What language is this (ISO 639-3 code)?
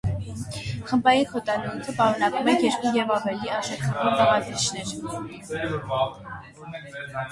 hye